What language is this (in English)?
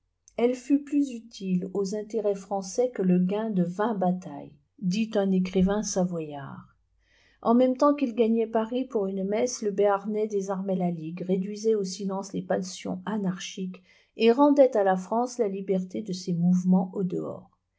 French